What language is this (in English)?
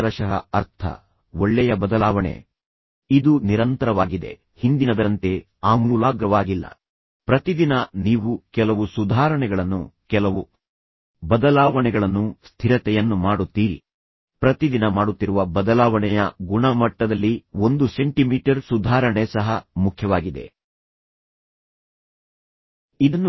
Kannada